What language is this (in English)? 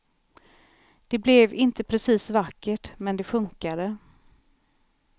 Swedish